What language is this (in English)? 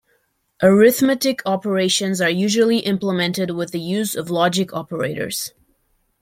English